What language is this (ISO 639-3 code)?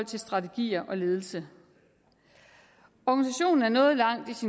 dan